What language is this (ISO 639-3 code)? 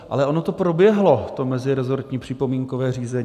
ces